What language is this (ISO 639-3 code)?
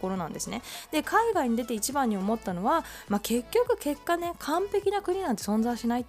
jpn